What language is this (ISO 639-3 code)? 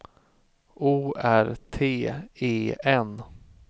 swe